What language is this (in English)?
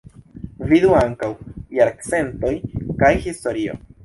Esperanto